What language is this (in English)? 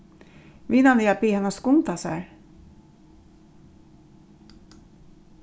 Faroese